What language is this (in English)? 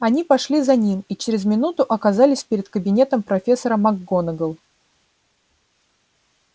Russian